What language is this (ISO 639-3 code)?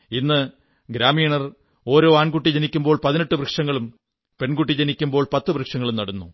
mal